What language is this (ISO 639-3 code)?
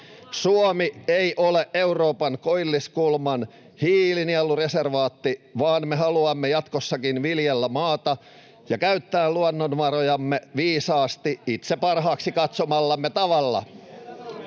fin